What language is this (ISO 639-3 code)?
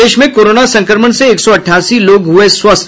hin